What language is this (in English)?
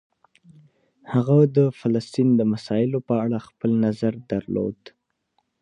Pashto